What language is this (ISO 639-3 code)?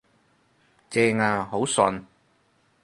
yue